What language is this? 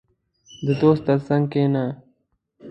Pashto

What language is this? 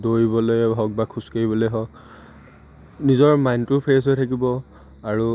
Assamese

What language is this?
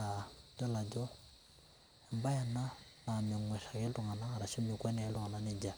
Masai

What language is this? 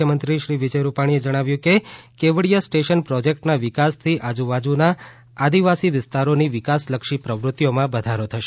Gujarati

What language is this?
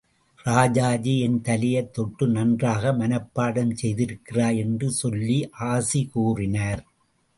Tamil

